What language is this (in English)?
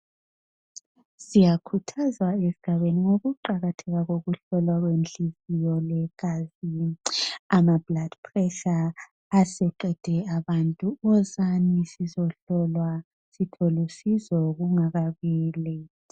North Ndebele